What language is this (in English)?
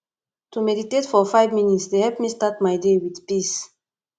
Nigerian Pidgin